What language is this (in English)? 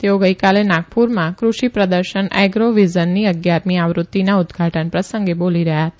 Gujarati